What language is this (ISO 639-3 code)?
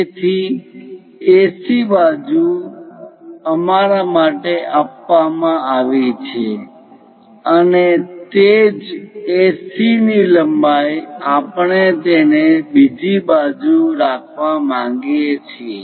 guj